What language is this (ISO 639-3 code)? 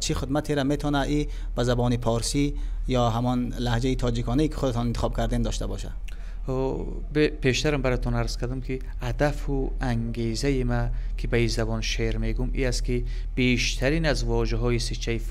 fas